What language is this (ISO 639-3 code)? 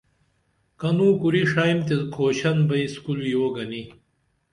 dml